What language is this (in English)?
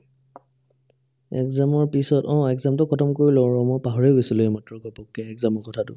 Assamese